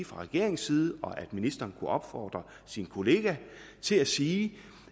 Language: Danish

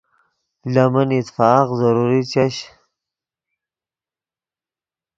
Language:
Yidgha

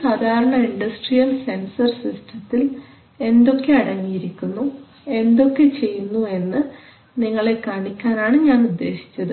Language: Malayalam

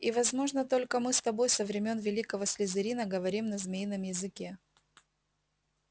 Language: Russian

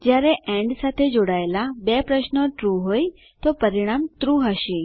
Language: Gujarati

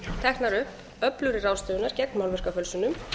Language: Icelandic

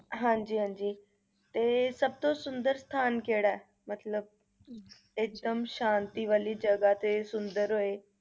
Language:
Punjabi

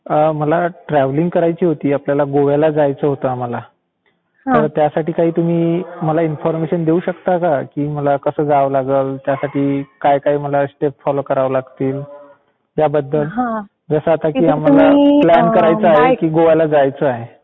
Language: Marathi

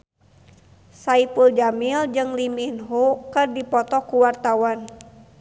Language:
Sundanese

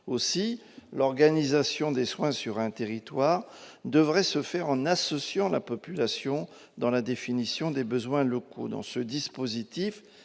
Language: French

